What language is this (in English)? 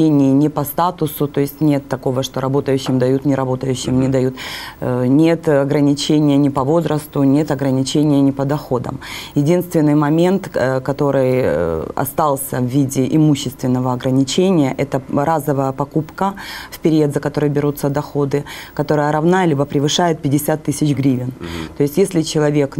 Russian